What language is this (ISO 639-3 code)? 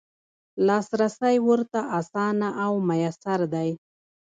pus